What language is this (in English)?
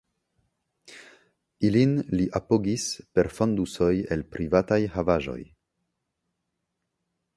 Esperanto